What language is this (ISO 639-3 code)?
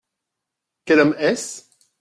fra